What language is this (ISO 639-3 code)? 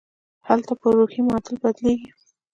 pus